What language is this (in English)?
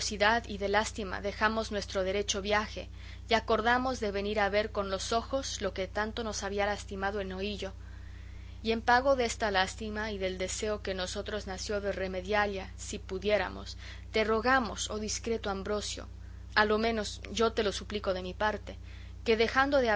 Spanish